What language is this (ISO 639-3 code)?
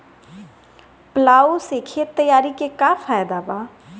bho